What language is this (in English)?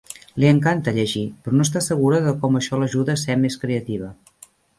Catalan